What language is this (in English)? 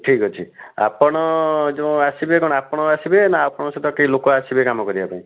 Odia